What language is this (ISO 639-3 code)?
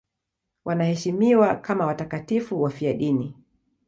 swa